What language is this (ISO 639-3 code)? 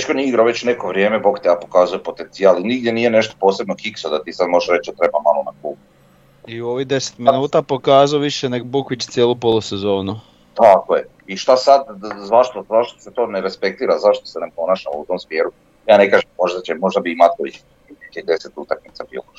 hrv